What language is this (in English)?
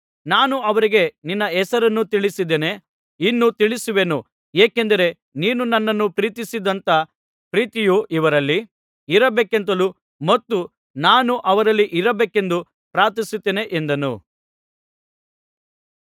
Kannada